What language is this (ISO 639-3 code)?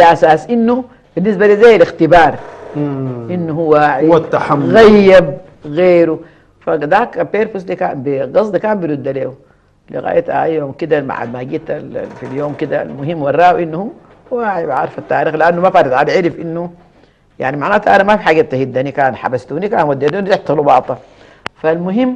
ara